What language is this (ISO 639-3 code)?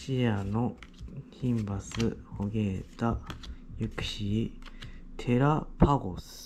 jpn